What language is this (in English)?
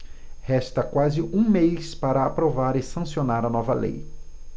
Portuguese